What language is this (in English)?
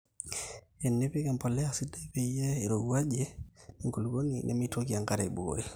Masai